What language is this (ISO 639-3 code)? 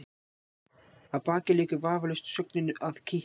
isl